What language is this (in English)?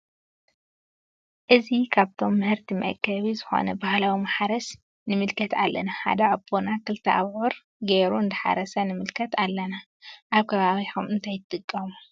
Tigrinya